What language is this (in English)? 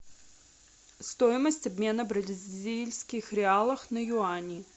Russian